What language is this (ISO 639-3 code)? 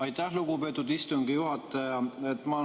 est